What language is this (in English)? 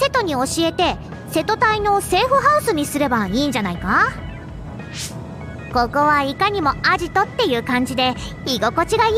Japanese